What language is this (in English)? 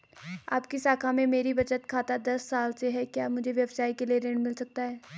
Hindi